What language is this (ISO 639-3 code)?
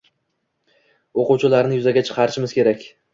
uzb